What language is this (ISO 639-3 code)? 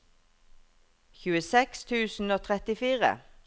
nor